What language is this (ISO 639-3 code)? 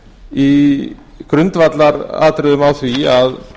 isl